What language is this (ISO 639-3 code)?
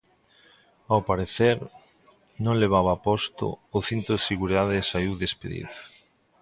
glg